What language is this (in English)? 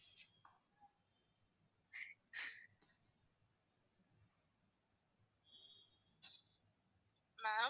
Tamil